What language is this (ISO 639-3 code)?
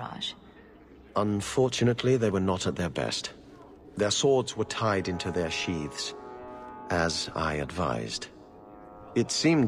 eng